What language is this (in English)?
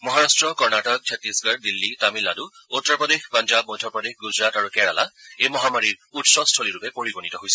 Assamese